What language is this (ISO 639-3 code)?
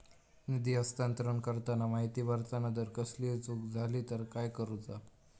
mar